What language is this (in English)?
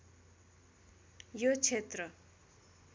Nepali